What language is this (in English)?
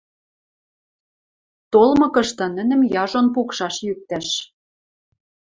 Western Mari